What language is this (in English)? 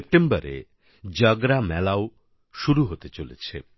Bangla